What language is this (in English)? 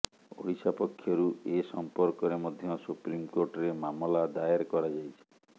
Odia